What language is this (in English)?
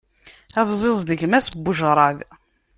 Kabyle